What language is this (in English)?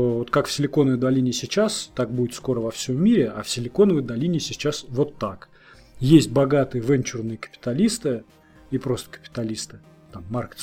Russian